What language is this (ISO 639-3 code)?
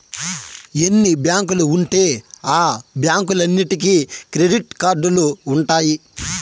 tel